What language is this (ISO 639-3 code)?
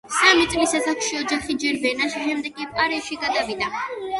kat